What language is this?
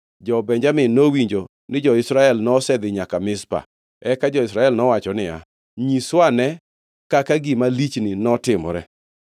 Luo (Kenya and Tanzania)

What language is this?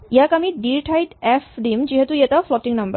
Assamese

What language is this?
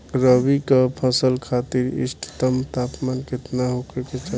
Bhojpuri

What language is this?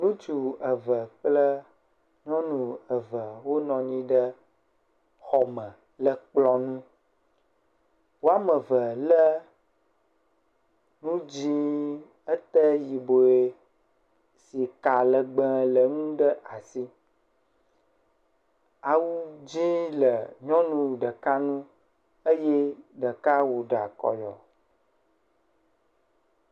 Ewe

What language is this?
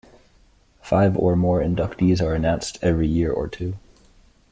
English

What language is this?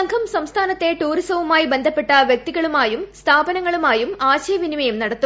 Malayalam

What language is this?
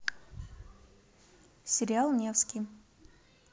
Russian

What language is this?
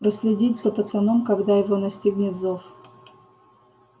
Russian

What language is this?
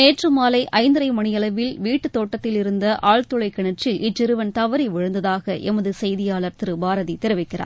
Tamil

